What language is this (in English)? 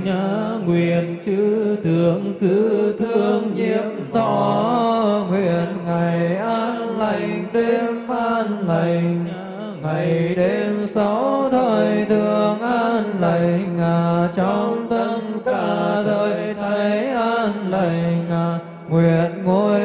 Vietnamese